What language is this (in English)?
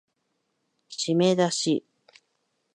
Japanese